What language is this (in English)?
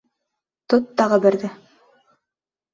Bashkir